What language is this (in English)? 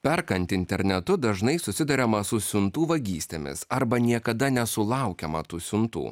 Lithuanian